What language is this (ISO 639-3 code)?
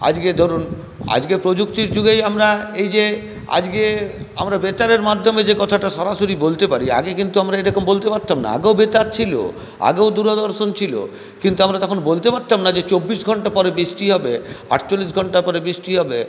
ben